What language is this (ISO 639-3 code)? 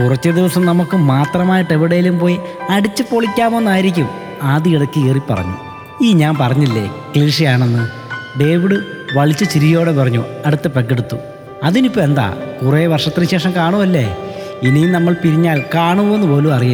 mal